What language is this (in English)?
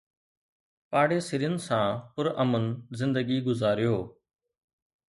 Sindhi